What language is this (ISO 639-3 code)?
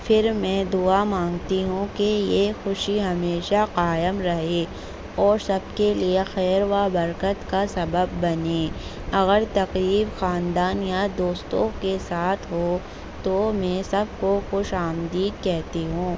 urd